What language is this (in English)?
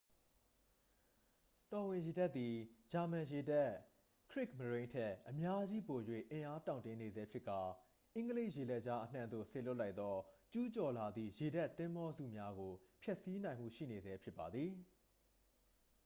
Burmese